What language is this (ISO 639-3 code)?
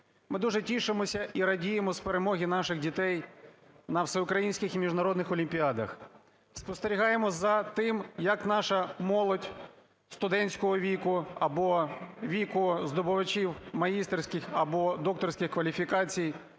ukr